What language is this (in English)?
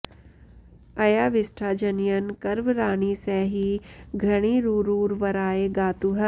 Sanskrit